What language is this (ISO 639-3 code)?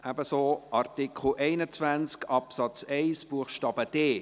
gsw